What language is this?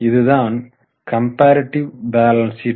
Tamil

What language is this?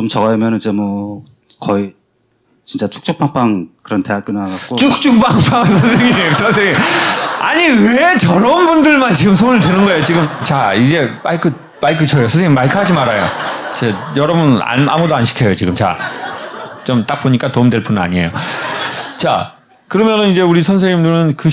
Korean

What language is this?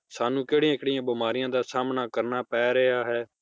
Punjabi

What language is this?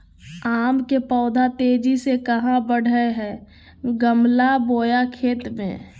Magahi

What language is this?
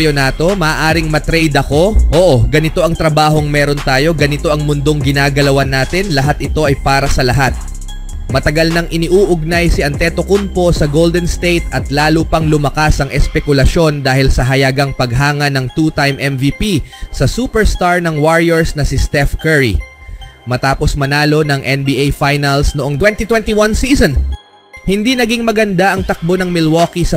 Filipino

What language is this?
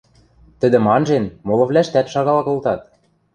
Western Mari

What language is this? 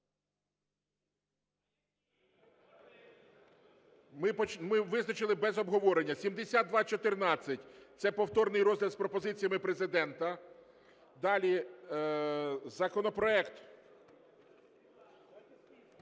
Ukrainian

